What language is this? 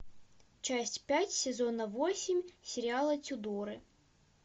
Russian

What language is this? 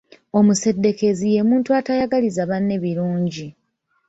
Ganda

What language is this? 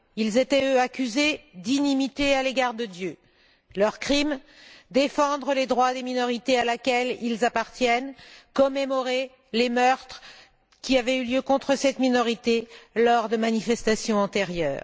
French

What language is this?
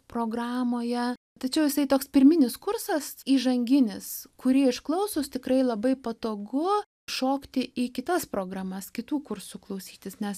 Lithuanian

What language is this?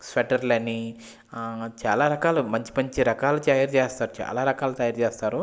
Telugu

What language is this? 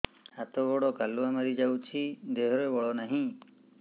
Odia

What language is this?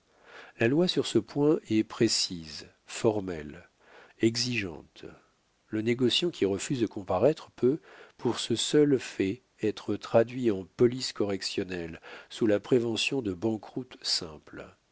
French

